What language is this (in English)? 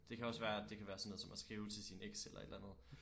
Danish